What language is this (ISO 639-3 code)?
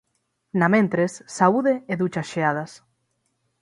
glg